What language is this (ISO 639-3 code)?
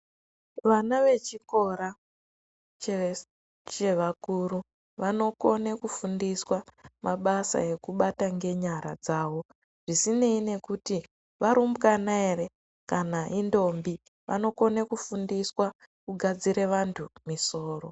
ndc